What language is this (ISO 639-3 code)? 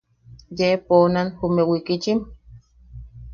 yaq